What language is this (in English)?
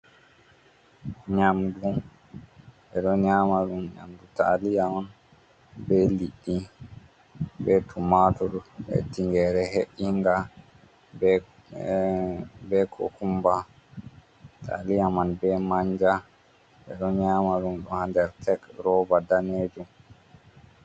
Fula